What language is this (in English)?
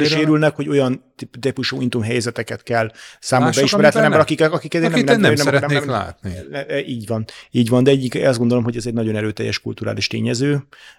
Hungarian